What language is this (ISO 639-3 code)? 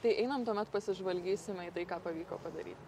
lit